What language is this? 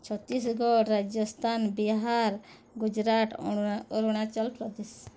Odia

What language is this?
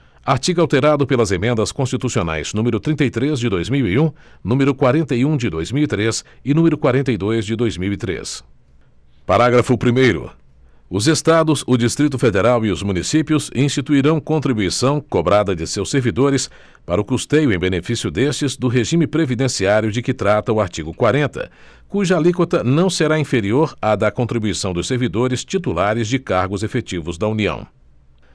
Portuguese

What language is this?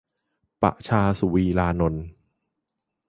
Thai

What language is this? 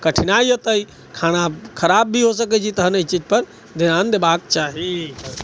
Maithili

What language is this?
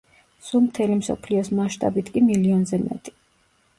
Georgian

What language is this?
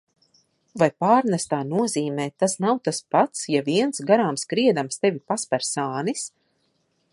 Latvian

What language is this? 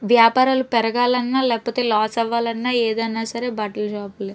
Telugu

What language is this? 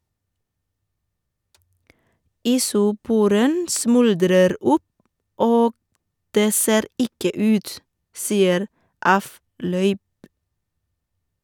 Norwegian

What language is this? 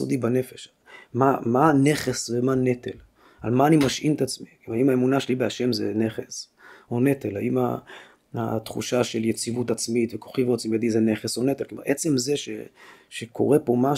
Hebrew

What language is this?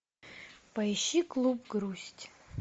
Russian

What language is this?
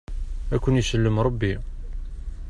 Kabyle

